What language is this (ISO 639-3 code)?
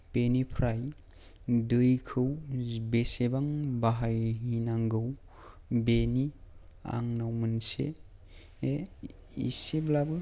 brx